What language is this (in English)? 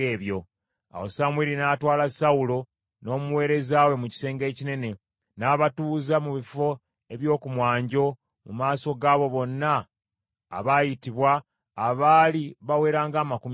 Ganda